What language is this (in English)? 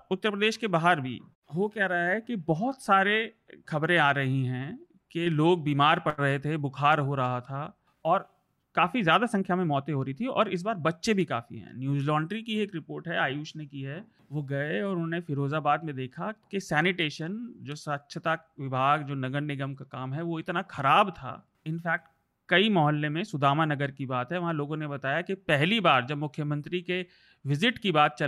Hindi